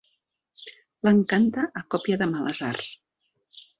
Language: Catalan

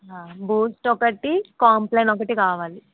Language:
Telugu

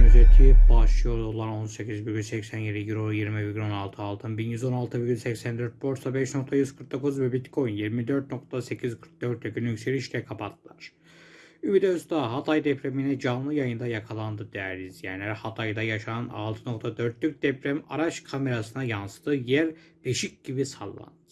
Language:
Turkish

